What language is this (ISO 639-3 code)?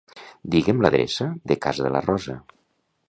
cat